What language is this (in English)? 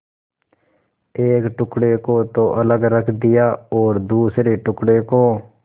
Hindi